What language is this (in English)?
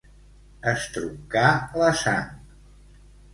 Catalan